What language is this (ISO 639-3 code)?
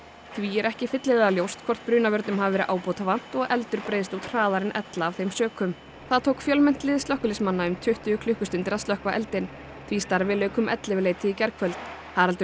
isl